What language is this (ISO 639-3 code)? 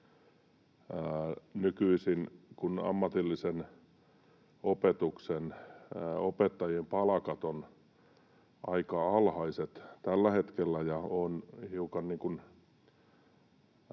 fin